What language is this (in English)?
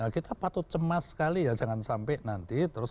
Indonesian